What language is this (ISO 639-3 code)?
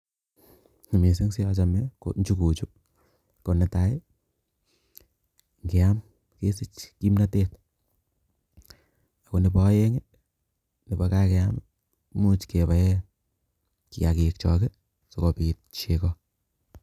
kln